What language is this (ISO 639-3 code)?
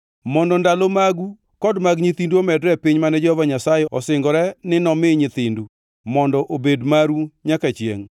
luo